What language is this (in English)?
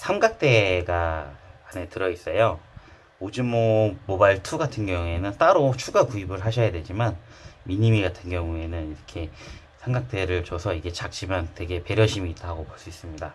Korean